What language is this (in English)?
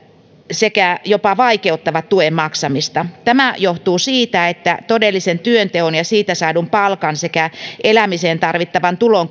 Finnish